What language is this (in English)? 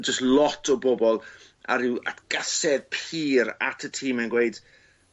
Welsh